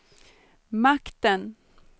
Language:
Swedish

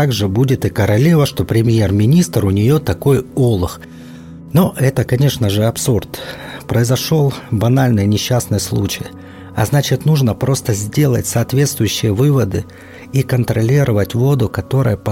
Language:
Russian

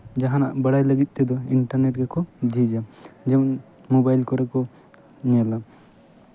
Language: Santali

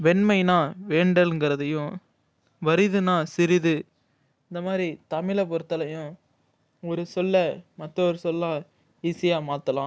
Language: Tamil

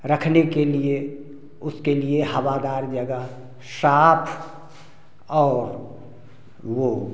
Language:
Hindi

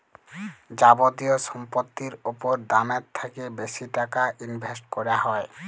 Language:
Bangla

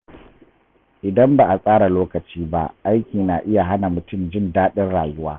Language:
Hausa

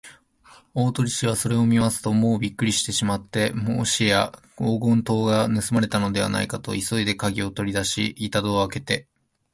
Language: Japanese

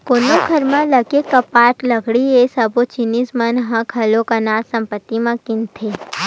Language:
Chhattisgarhi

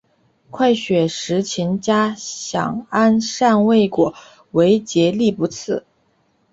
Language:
Chinese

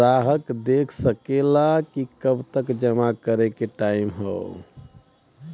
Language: Bhojpuri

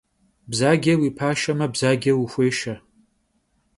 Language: Kabardian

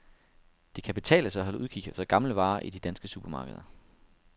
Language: Danish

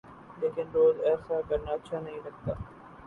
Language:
Urdu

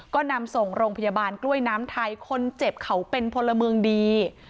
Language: Thai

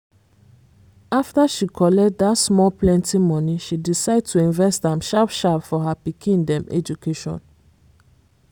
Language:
Nigerian Pidgin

